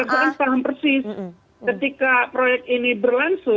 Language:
Indonesian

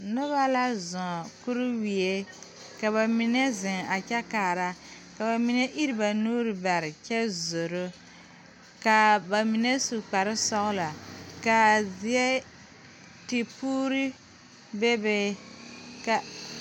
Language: Southern Dagaare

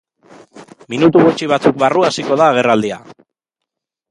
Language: Basque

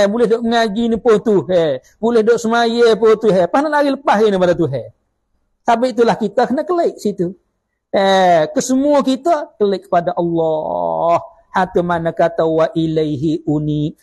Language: Malay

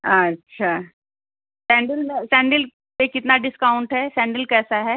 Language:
Hindi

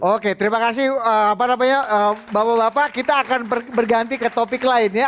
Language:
Indonesian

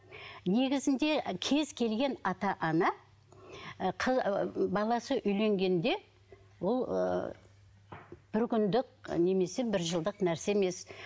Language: Kazakh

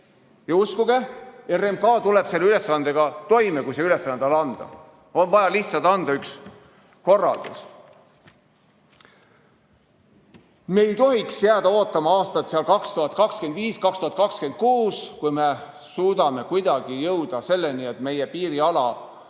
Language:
Estonian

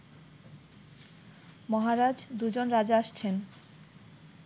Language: Bangla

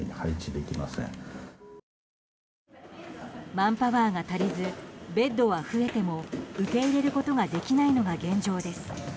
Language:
Japanese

